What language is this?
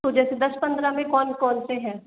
Hindi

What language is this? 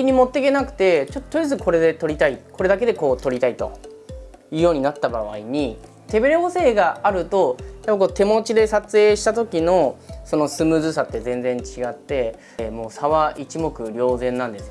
Japanese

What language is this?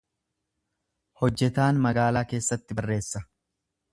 Oromo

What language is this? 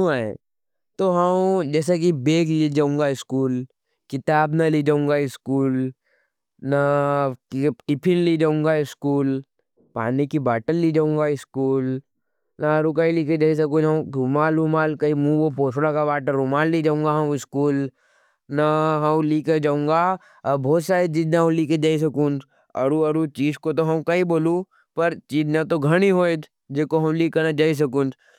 Nimadi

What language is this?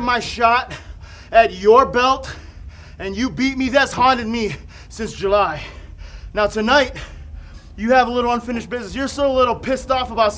Japanese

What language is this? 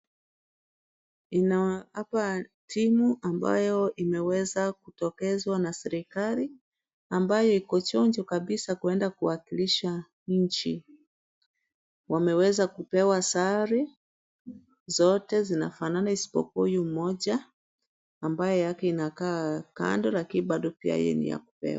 Swahili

